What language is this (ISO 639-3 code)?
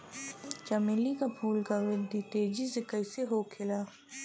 bho